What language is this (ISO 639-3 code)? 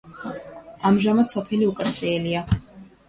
kat